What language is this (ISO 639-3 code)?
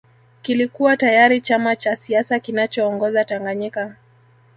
swa